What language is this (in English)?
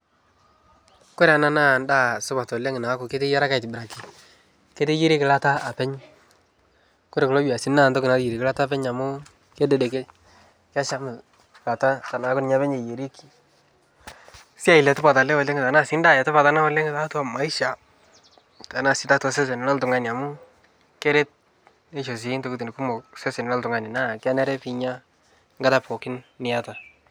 Masai